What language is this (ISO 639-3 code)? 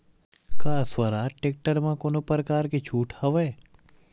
hne